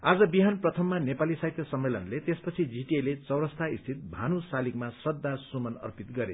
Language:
Nepali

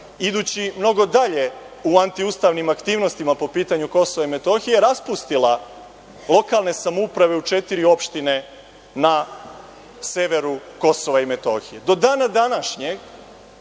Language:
Serbian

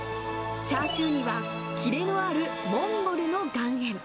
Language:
Japanese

